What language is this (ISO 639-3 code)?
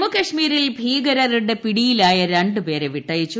mal